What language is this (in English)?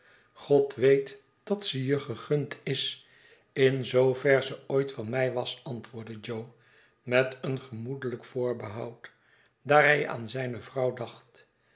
Dutch